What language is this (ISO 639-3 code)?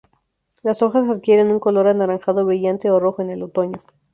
spa